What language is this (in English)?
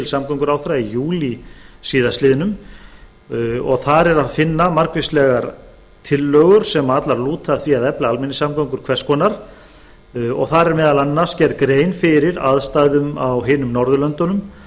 Icelandic